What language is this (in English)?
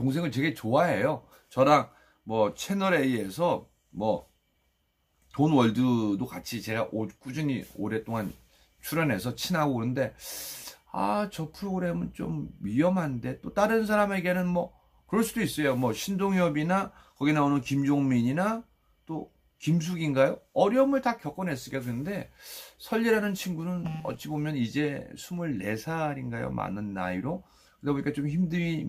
Korean